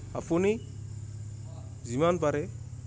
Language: Assamese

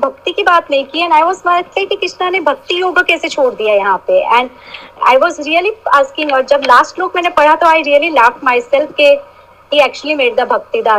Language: Hindi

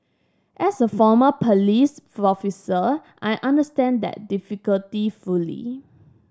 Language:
English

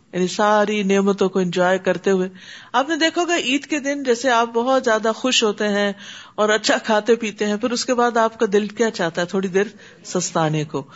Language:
Urdu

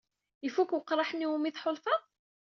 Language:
Kabyle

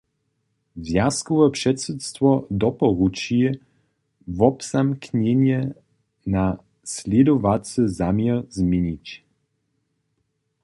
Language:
Upper Sorbian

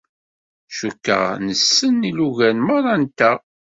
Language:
Kabyle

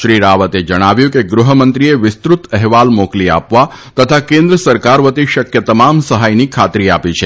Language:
Gujarati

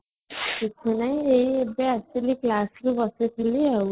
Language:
Odia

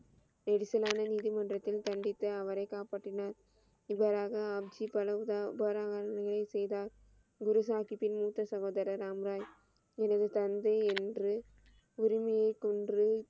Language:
Tamil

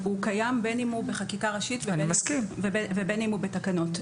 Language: Hebrew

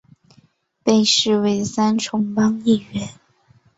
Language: Chinese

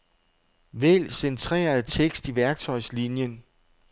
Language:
Danish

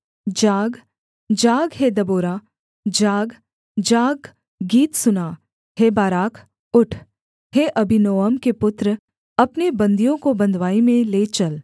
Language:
Hindi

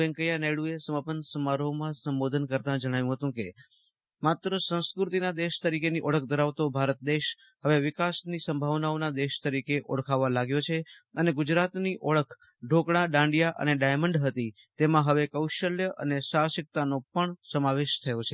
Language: Gujarati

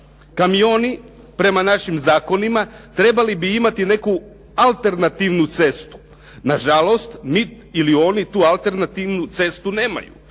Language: Croatian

